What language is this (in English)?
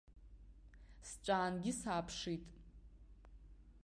Abkhazian